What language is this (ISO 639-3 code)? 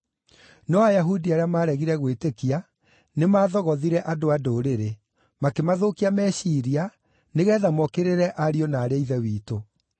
kik